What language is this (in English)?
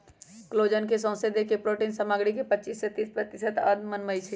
Magahi